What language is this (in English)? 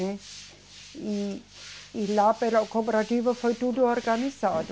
Portuguese